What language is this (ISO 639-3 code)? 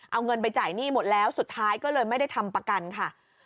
tha